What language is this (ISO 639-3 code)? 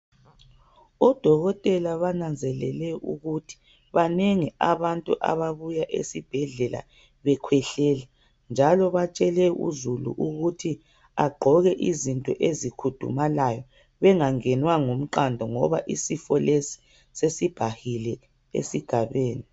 nde